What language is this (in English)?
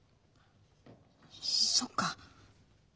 Japanese